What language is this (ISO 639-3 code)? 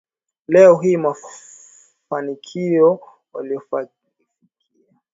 swa